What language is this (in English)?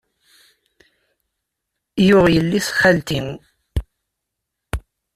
Kabyle